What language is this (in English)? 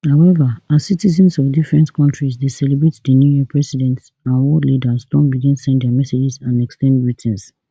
Nigerian Pidgin